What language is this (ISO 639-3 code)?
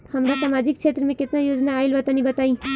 bho